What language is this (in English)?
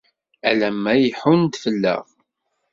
Kabyle